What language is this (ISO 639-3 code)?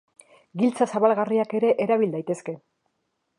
eus